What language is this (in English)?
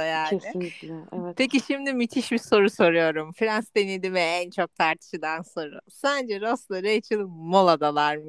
Turkish